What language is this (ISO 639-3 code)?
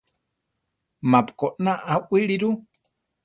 tar